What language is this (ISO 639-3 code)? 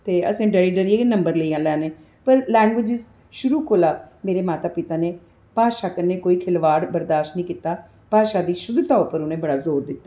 doi